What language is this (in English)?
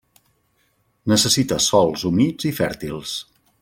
Catalan